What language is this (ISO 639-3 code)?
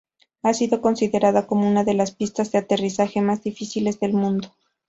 spa